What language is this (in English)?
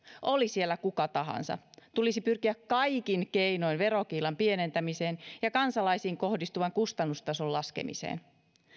Finnish